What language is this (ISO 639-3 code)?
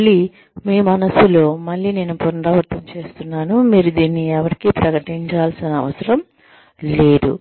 tel